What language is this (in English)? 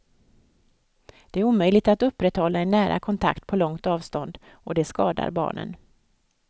Swedish